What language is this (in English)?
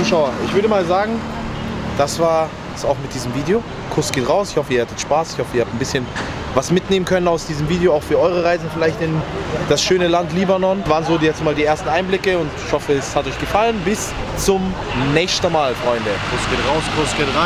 German